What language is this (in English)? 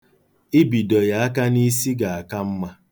Igbo